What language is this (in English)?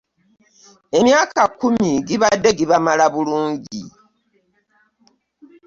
Ganda